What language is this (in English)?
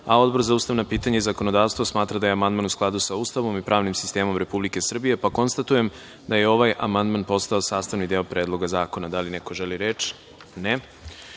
Serbian